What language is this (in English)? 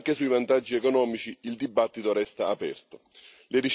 Italian